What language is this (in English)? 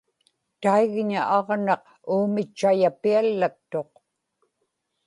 Inupiaq